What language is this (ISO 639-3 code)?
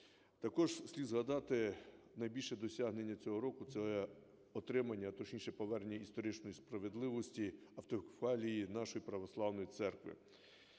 ukr